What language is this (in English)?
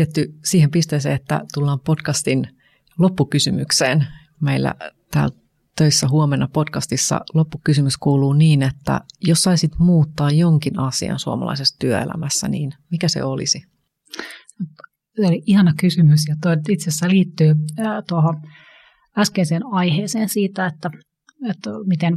Finnish